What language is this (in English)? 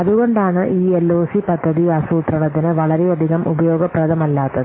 Malayalam